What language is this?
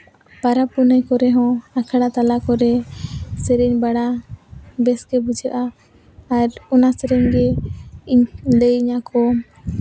Santali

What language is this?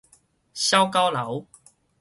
Min Nan Chinese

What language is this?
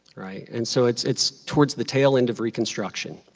English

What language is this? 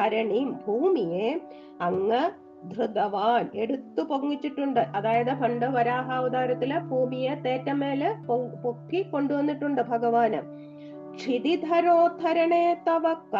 Malayalam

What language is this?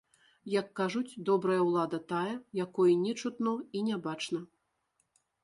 Belarusian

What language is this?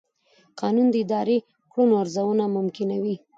Pashto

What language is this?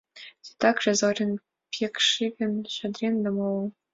Mari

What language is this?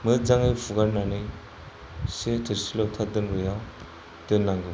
Bodo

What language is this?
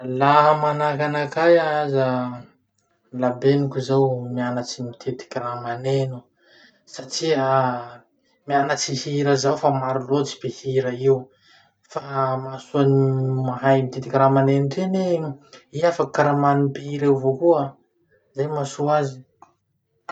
Masikoro Malagasy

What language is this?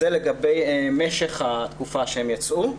Hebrew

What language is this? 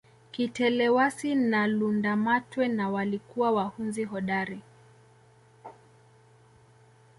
Swahili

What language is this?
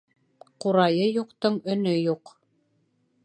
Bashkir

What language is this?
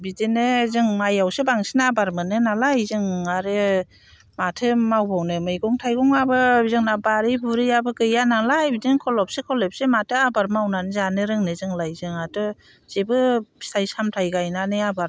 Bodo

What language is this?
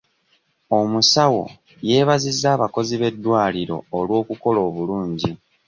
Ganda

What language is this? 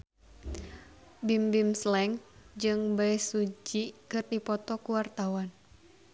Sundanese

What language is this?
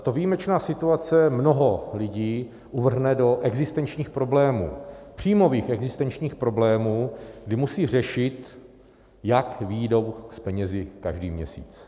Czech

